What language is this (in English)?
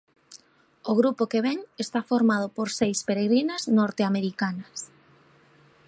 Galician